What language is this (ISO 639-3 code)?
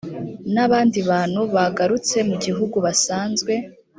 kin